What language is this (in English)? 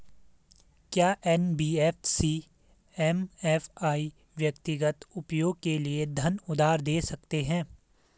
Hindi